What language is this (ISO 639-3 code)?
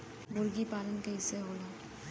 bho